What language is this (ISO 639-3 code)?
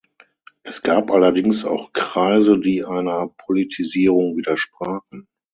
deu